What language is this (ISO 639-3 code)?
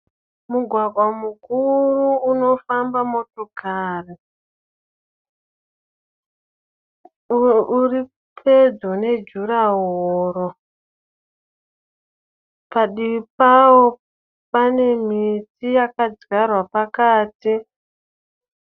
sna